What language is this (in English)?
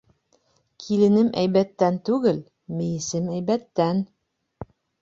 Bashkir